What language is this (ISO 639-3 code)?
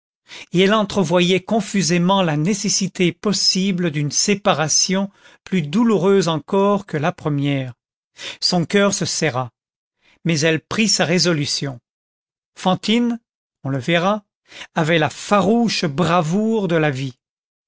fra